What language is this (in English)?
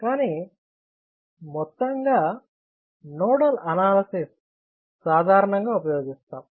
Telugu